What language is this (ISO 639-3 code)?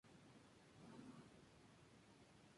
spa